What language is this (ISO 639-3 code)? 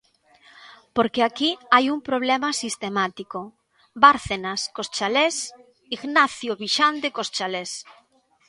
glg